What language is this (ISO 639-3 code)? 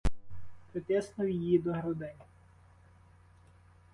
ukr